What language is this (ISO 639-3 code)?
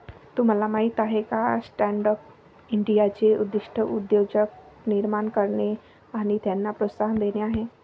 mar